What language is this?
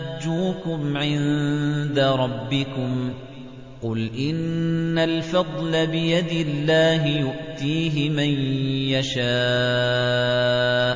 Arabic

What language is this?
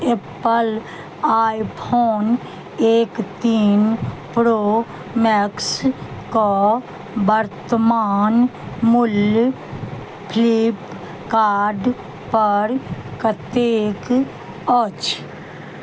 Maithili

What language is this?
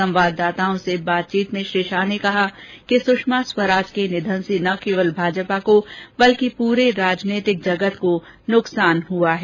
Hindi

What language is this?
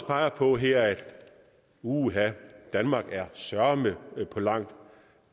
Danish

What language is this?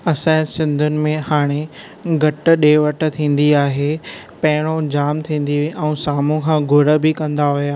Sindhi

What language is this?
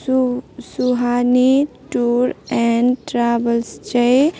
Nepali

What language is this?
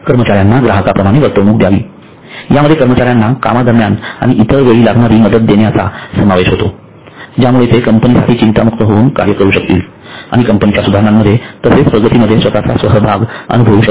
Marathi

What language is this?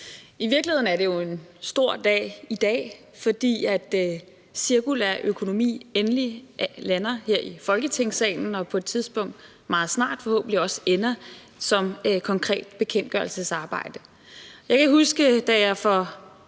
Danish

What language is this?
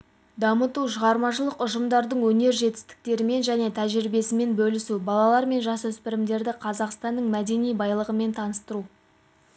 Kazakh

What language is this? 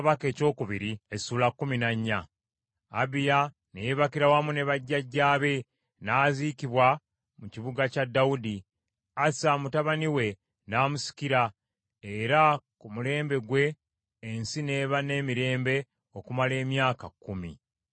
Ganda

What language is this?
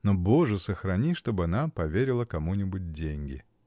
Russian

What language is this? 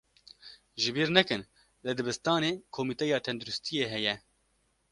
Kurdish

